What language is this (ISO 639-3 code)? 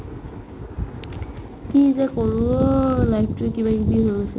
asm